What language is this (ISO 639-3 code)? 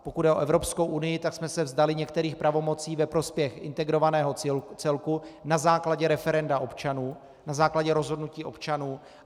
ces